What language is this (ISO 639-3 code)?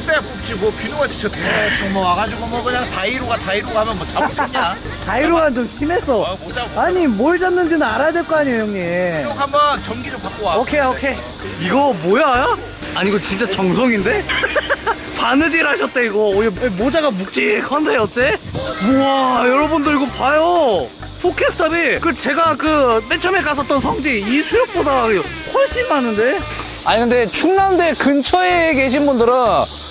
kor